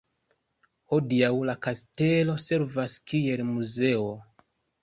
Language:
Esperanto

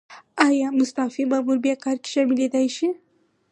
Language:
Pashto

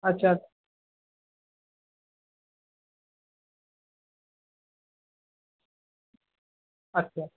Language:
Bangla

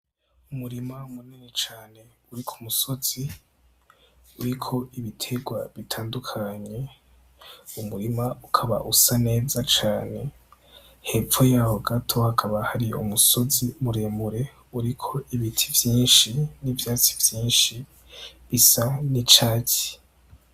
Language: Rundi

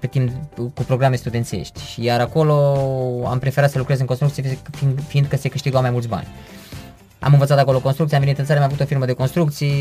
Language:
Romanian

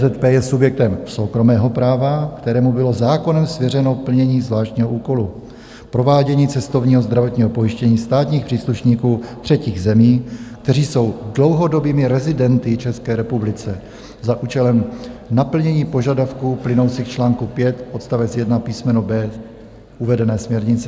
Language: Czech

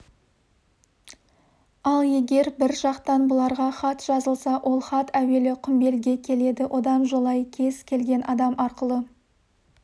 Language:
Kazakh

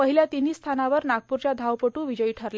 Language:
Marathi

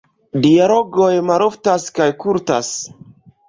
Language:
Esperanto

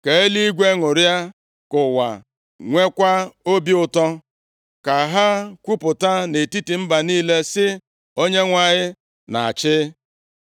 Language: Igbo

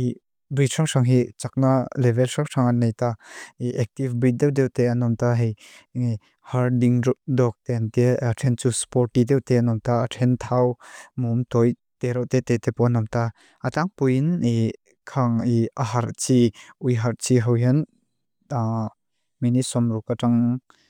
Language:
Mizo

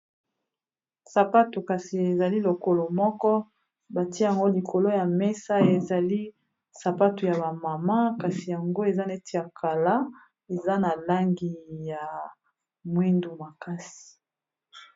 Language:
Lingala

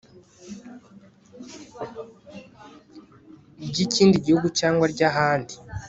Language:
Kinyarwanda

